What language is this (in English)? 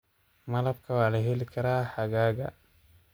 Somali